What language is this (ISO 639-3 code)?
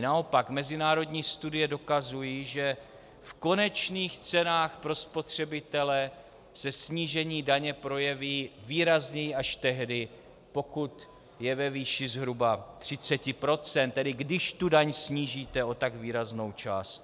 ces